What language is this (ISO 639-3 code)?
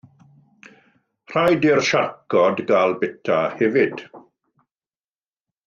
cym